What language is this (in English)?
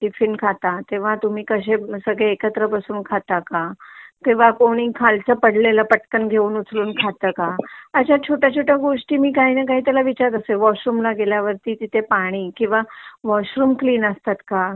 Marathi